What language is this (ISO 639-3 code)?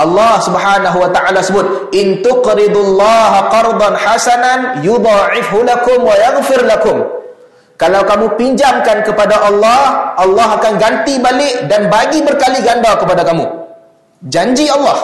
msa